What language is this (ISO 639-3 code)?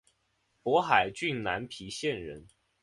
zho